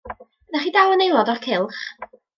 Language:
Welsh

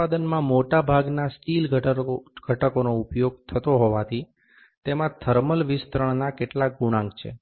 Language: Gujarati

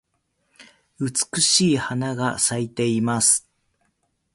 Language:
Japanese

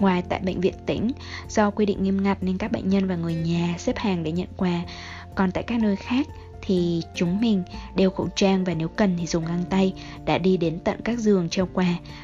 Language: Vietnamese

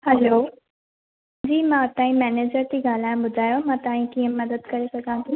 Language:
Sindhi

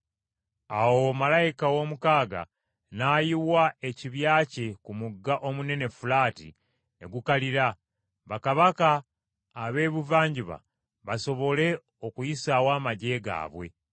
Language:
Ganda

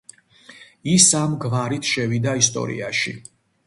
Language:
Georgian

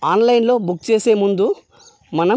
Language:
Telugu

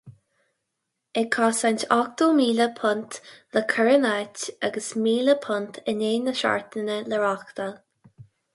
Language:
Irish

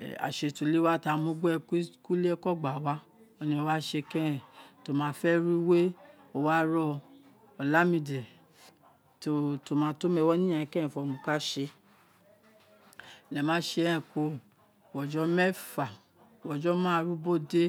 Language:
Isekiri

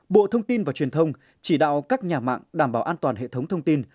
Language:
Vietnamese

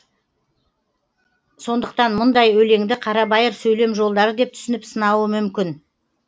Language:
Kazakh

